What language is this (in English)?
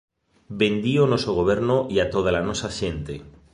Galician